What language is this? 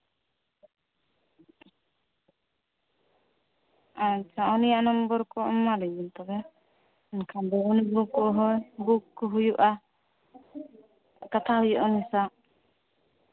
Santali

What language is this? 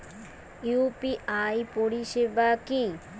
Bangla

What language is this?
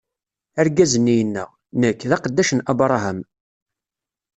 Kabyle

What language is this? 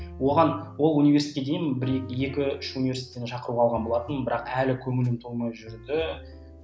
Kazakh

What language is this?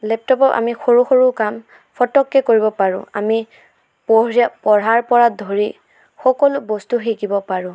Assamese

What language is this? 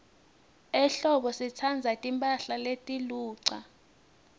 Swati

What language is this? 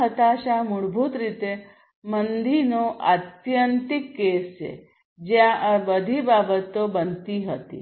Gujarati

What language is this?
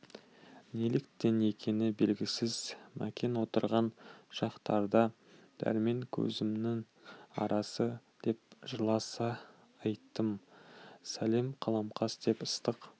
Kazakh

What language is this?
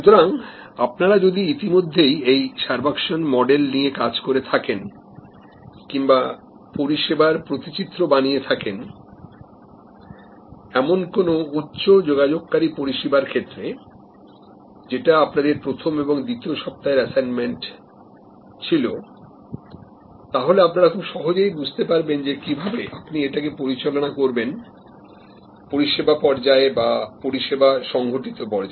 Bangla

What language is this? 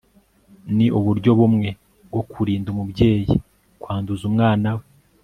Kinyarwanda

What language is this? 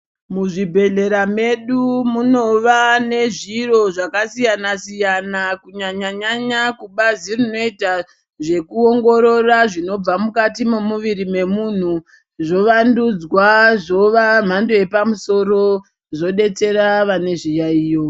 Ndau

